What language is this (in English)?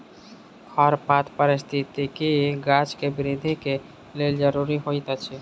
Maithili